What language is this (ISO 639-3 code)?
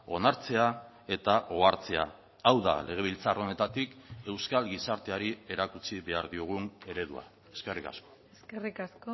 eus